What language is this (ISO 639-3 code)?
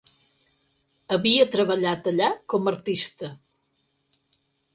cat